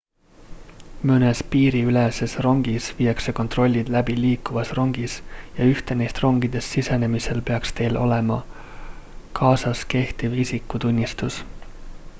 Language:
Estonian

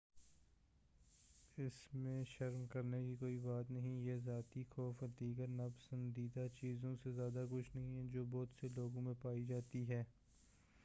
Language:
Urdu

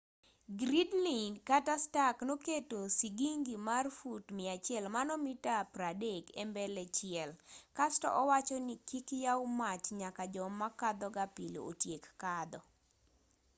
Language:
Luo (Kenya and Tanzania)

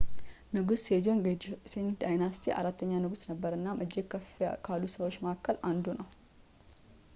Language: Amharic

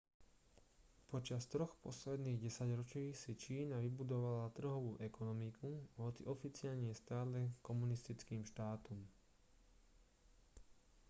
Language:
Slovak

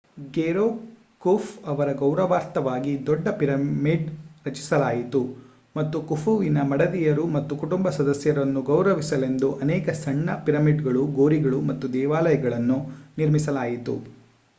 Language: Kannada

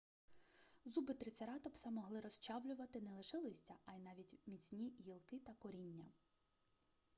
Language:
Ukrainian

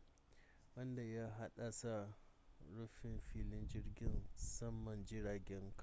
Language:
Hausa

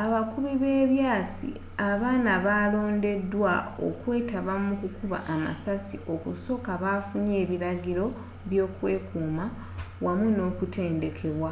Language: Ganda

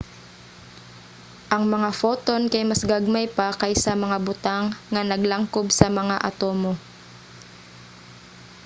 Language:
Cebuano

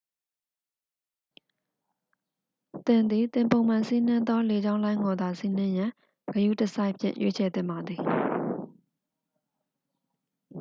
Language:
Burmese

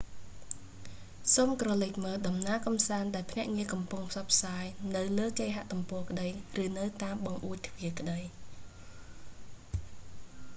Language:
Khmer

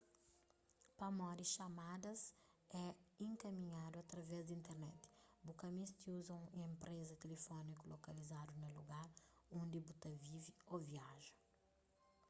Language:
Kabuverdianu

